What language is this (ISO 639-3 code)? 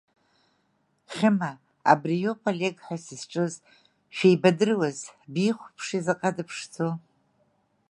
abk